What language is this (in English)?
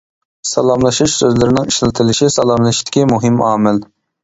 Uyghur